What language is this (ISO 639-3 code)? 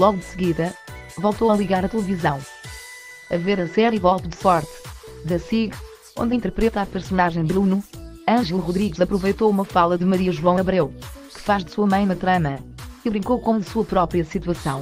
por